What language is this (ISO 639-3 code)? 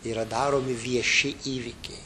lit